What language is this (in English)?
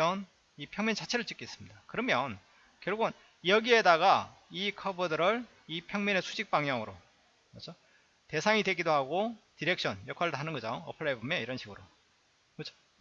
Korean